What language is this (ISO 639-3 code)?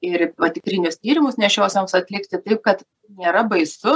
lit